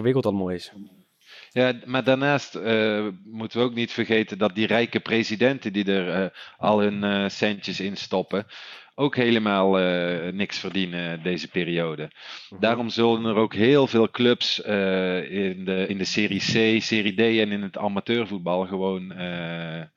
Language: Dutch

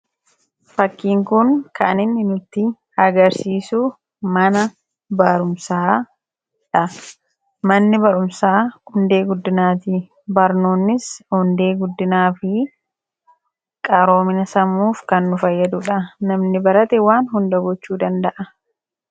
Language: Oromo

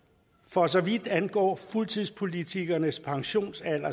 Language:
Danish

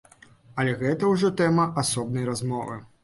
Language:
Belarusian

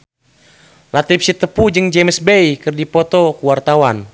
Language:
Sundanese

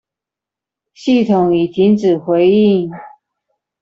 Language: Chinese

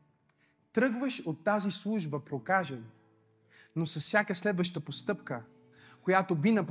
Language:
Bulgarian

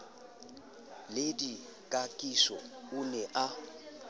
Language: Southern Sotho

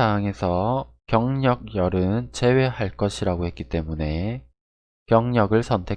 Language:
Korean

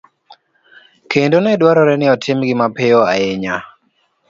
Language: Luo (Kenya and Tanzania)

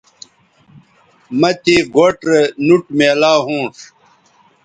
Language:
Bateri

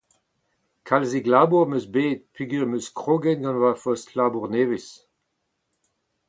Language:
Breton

